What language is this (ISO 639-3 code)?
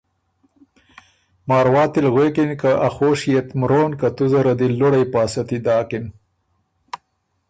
oru